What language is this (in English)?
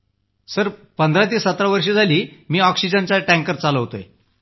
Marathi